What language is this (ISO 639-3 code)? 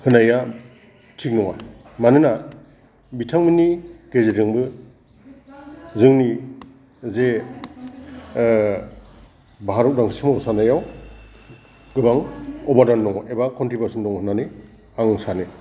brx